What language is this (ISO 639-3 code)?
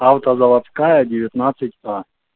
rus